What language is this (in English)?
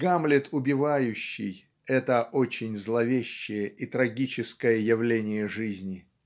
Russian